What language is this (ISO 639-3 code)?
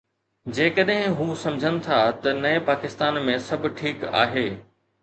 snd